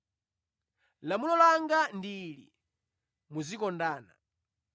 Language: Nyanja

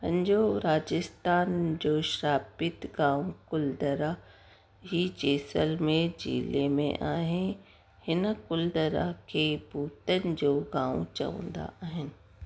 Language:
Sindhi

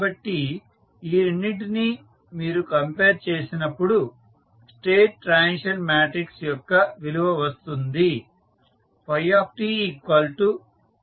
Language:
Telugu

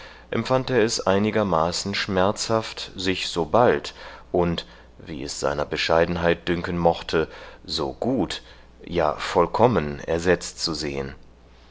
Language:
German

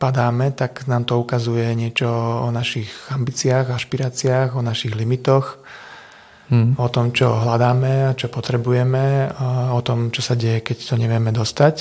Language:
Slovak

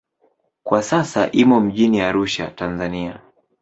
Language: Swahili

